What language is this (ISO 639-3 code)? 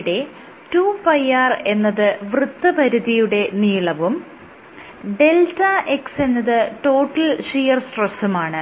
mal